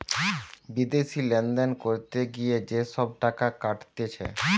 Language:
Bangla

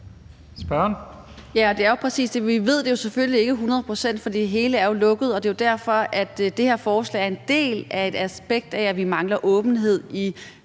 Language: Danish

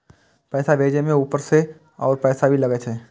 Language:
Maithili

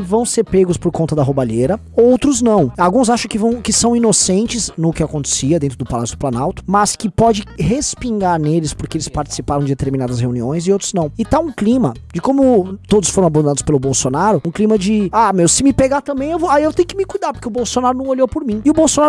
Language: Portuguese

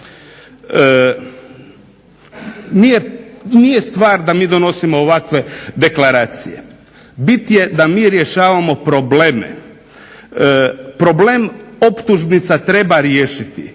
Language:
Croatian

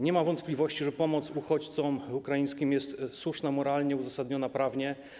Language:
Polish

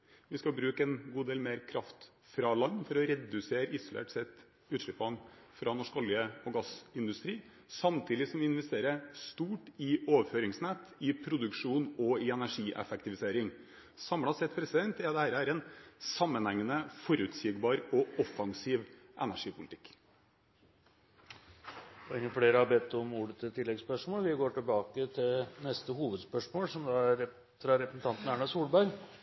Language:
Norwegian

